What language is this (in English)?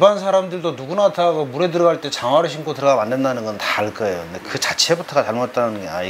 Korean